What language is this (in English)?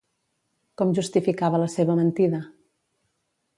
Catalan